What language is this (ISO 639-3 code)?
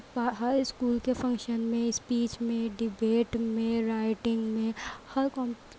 urd